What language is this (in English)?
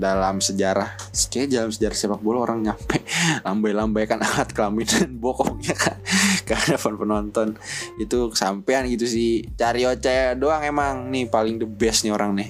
Indonesian